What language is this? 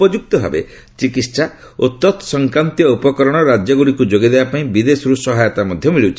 Odia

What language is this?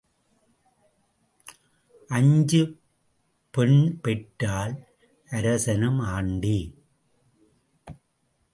Tamil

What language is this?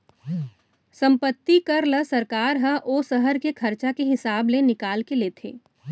Chhattisgarhi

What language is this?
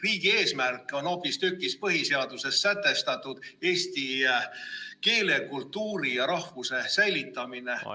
Estonian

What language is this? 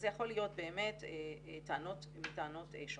Hebrew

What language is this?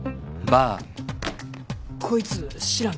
Japanese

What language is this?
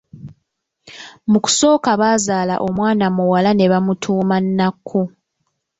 Ganda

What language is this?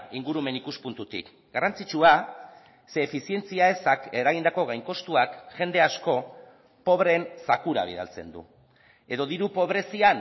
Basque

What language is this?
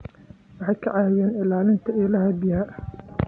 Somali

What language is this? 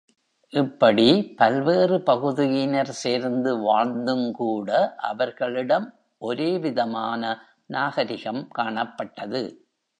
Tamil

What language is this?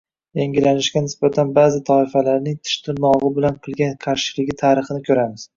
Uzbek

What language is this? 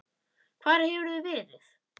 Icelandic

